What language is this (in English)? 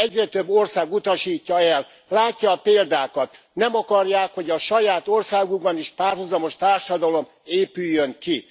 Hungarian